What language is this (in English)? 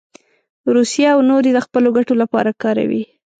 Pashto